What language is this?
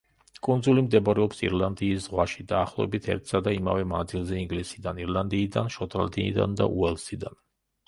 Georgian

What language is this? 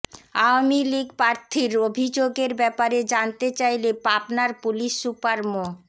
Bangla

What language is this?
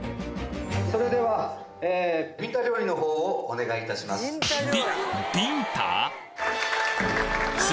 Japanese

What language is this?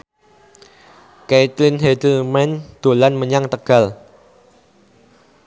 Javanese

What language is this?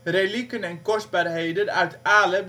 Dutch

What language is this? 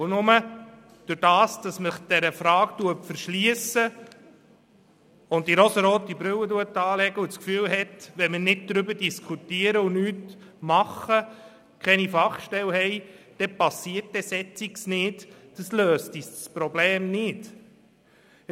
Swiss German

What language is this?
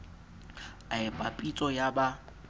Southern Sotho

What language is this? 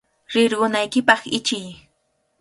Cajatambo North Lima Quechua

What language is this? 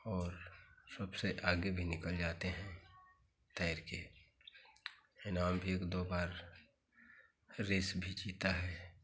Hindi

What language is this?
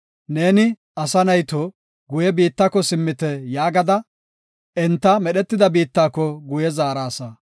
Gofa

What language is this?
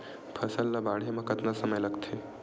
Chhattisgarhi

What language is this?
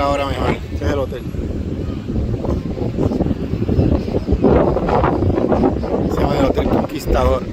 Spanish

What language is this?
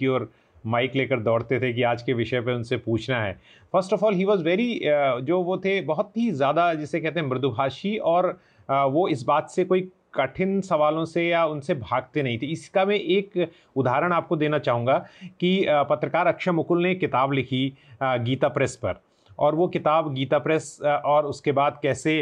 Hindi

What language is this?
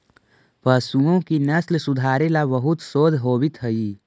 Magahi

